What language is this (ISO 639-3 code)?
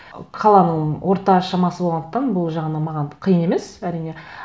kaz